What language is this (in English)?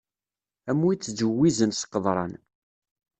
Kabyle